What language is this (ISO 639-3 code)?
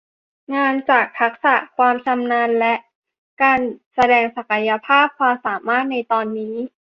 tha